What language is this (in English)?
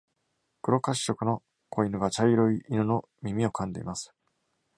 Japanese